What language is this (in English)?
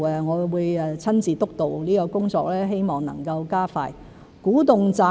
Cantonese